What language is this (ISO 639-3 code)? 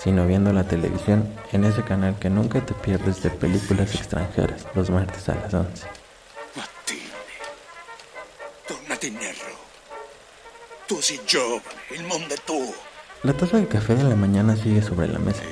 spa